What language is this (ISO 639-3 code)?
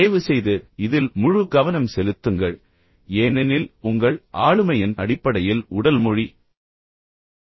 tam